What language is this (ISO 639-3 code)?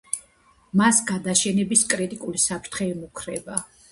kat